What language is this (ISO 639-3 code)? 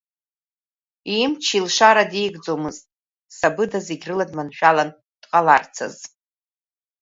abk